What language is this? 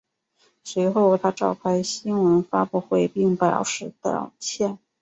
Chinese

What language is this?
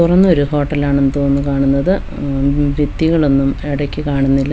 Malayalam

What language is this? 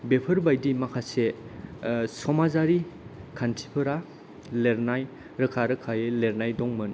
Bodo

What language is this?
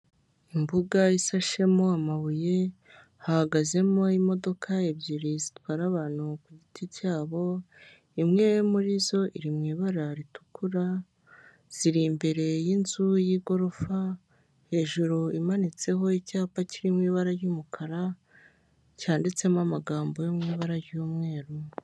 Kinyarwanda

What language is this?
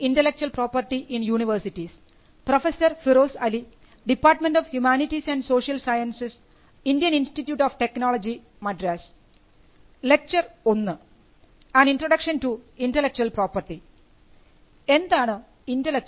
Malayalam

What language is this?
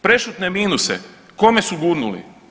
Croatian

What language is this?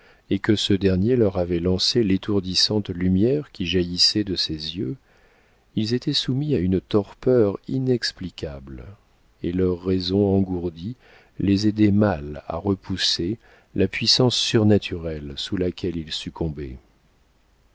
French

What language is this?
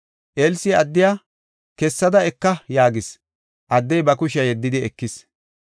Gofa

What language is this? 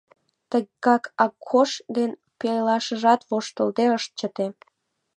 Mari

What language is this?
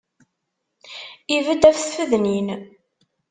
Kabyle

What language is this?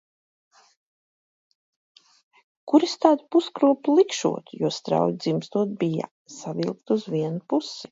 Latvian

